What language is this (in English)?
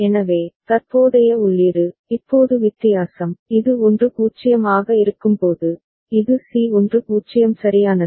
Tamil